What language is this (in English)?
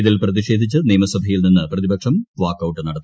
Malayalam